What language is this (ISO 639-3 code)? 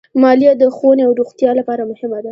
pus